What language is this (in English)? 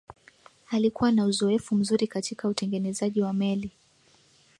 Swahili